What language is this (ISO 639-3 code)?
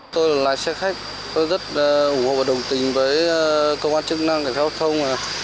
vie